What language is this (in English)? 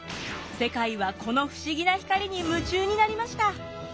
Japanese